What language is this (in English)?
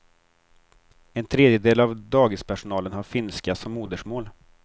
Swedish